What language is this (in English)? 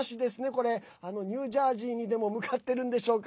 Japanese